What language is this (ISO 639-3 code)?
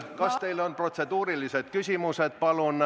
est